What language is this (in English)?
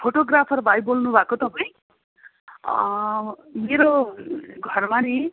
Nepali